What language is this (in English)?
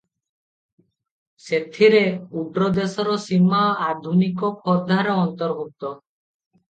Odia